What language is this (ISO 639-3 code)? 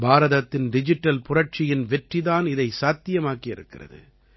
tam